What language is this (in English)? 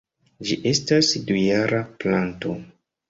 Esperanto